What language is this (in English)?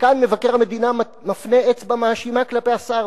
Hebrew